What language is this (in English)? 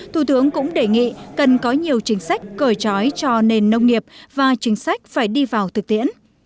Vietnamese